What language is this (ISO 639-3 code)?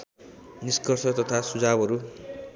nep